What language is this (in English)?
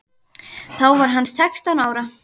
Icelandic